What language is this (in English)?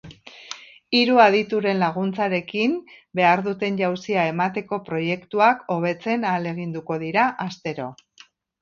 Basque